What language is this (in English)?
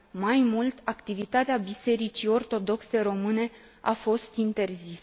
Romanian